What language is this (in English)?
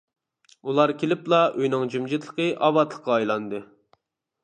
Uyghur